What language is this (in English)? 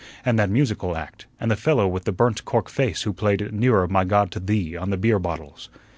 English